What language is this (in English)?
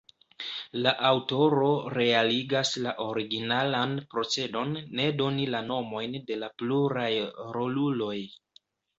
Esperanto